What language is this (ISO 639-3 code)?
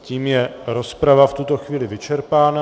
ces